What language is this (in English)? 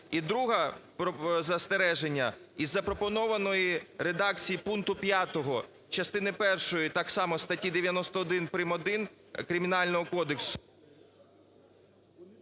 Ukrainian